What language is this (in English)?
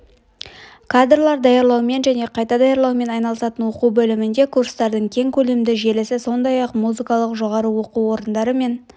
Kazakh